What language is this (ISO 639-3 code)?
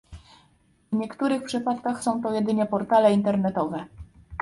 pol